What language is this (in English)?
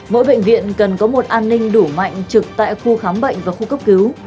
Vietnamese